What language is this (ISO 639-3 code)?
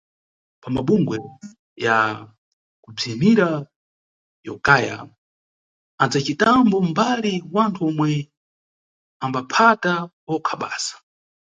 nyu